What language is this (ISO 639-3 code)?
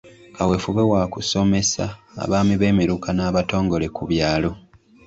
lug